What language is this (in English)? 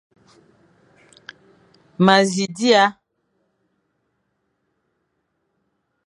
Fang